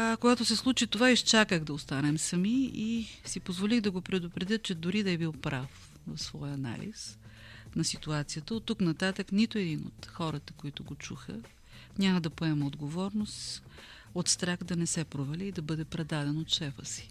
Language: Bulgarian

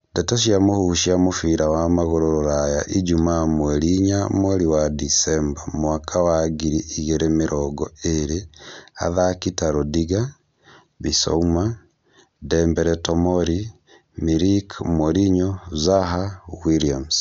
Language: Kikuyu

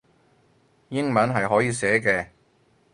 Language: Cantonese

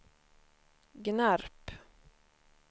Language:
Swedish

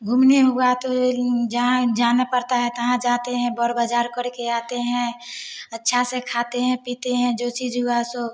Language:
Hindi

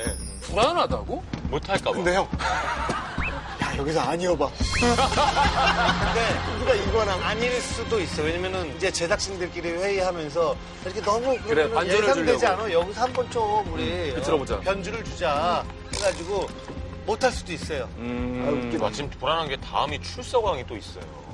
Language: Korean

